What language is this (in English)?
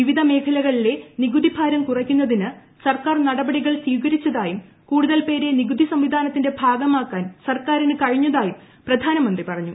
Malayalam